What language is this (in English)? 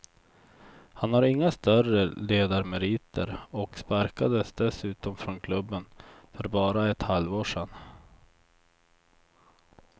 Swedish